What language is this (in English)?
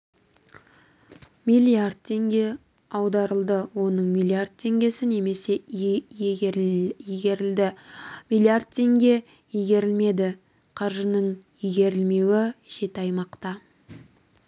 Kazakh